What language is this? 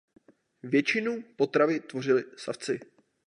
Czech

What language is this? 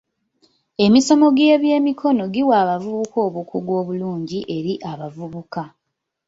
Ganda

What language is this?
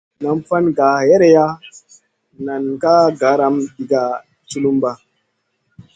Masana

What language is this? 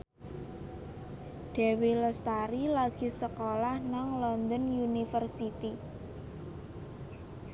Javanese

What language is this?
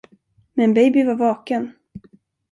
Swedish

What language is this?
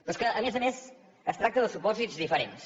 Catalan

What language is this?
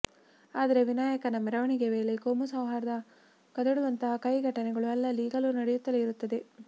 Kannada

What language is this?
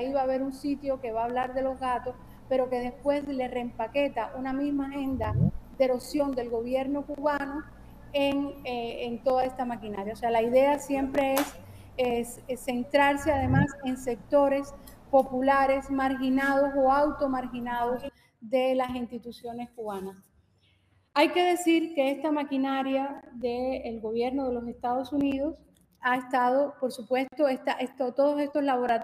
Spanish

